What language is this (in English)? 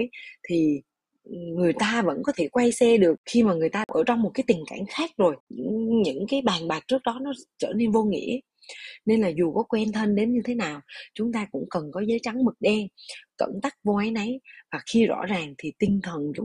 Vietnamese